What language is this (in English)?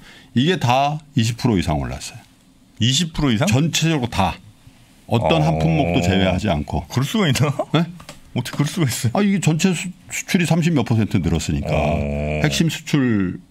Korean